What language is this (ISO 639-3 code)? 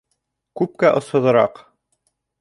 bak